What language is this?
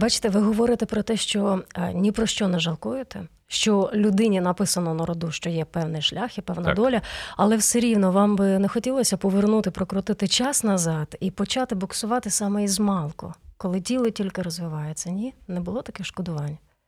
Ukrainian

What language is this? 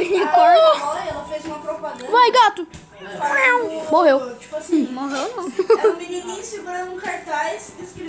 Portuguese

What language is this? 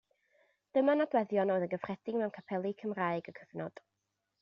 Welsh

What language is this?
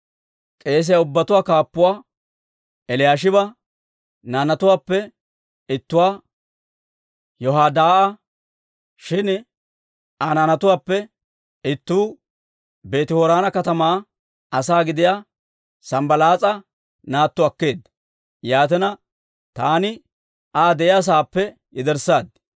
Dawro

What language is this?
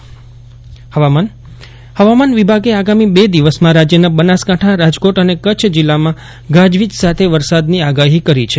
Gujarati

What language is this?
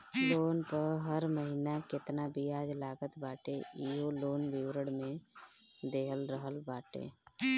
Bhojpuri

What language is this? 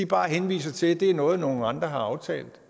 Danish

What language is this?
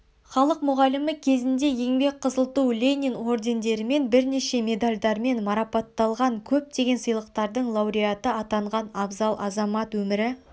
Kazakh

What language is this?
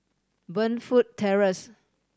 English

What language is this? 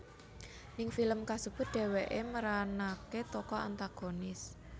Javanese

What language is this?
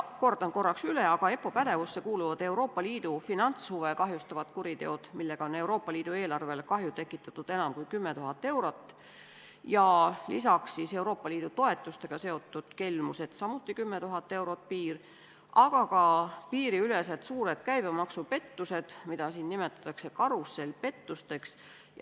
Estonian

